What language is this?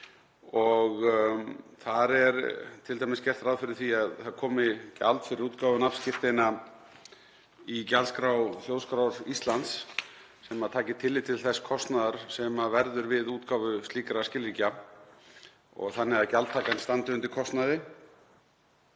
Icelandic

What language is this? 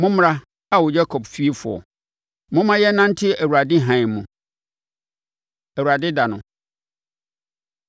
Akan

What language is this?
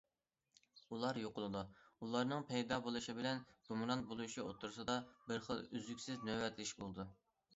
Uyghur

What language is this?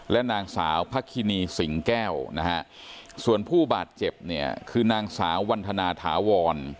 Thai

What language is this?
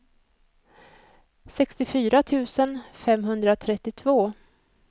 Swedish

